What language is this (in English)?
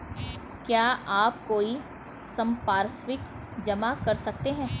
Hindi